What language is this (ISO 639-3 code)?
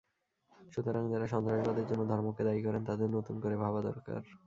ben